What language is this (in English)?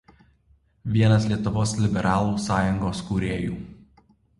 Lithuanian